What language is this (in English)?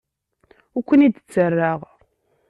Kabyle